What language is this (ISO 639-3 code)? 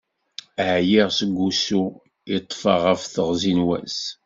kab